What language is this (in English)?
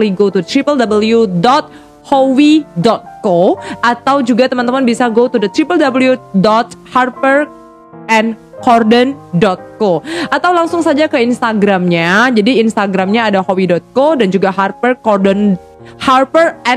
Indonesian